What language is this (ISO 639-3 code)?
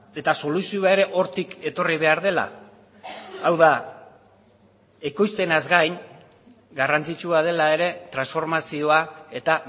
eus